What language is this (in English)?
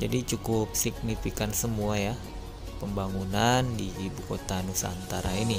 Indonesian